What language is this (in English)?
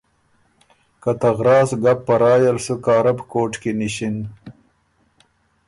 Ormuri